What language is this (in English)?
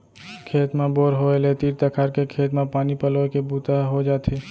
Chhattisgarhi